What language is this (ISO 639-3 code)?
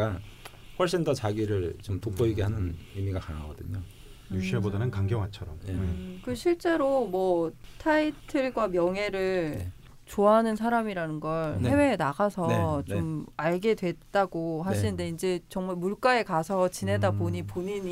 kor